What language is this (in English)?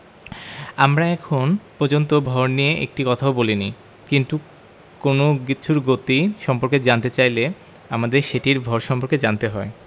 Bangla